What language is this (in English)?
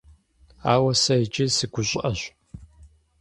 Kabardian